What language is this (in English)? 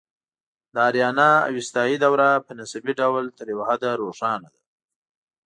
Pashto